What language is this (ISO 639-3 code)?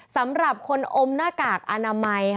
tha